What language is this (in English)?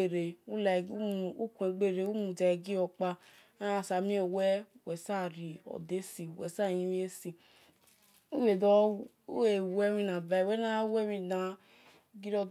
Esan